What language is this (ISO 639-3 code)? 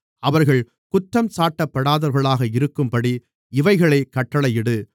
tam